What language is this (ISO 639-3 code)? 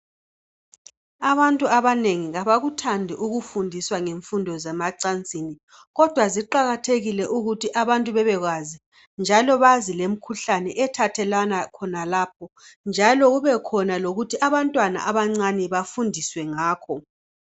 nde